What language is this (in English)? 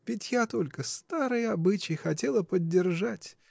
Russian